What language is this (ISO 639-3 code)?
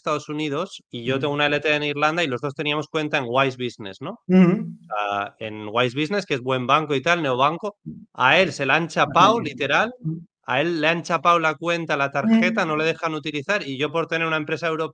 spa